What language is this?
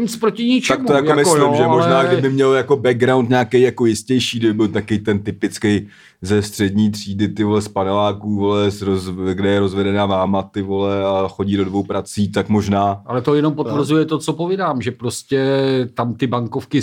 Czech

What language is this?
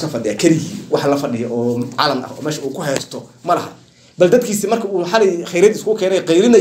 Arabic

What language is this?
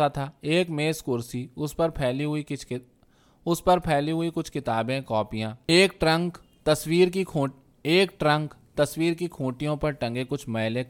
Urdu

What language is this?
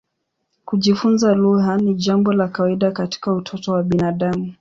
Swahili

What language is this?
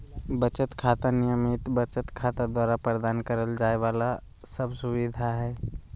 Magahi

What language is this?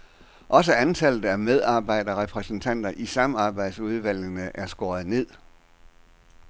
Danish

